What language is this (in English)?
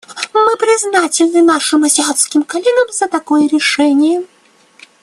Russian